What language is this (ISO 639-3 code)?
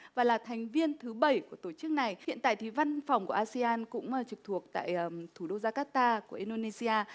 vie